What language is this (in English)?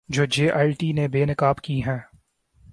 Urdu